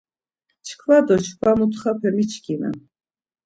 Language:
Laz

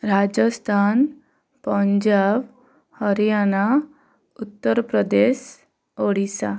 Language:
Odia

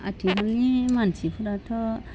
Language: Bodo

